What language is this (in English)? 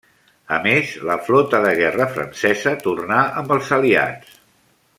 Catalan